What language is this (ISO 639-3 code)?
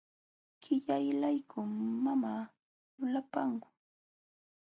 qxw